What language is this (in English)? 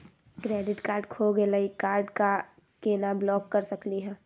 Magahi